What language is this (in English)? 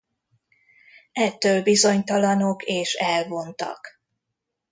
Hungarian